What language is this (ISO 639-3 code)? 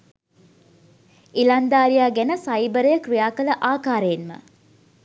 sin